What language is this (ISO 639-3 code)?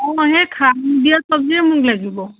asm